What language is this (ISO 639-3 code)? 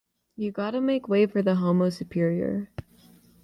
eng